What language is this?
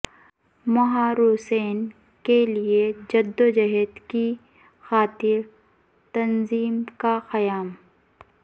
Urdu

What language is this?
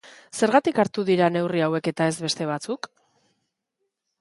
Basque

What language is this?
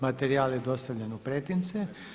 Croatian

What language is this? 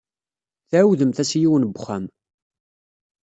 Kabyle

